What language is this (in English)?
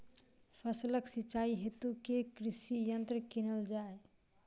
Maithili